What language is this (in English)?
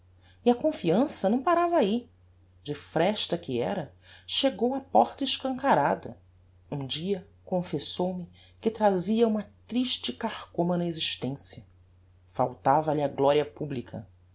Portuguese